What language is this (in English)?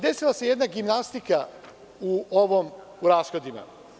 Serbian